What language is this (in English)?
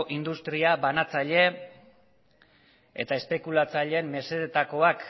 Basque